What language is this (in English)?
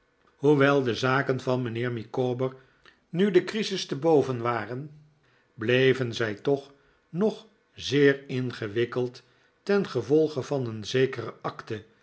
Dutch